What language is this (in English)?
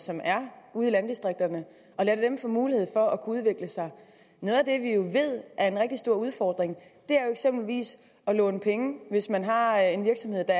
Danish